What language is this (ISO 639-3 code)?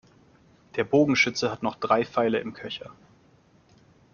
deu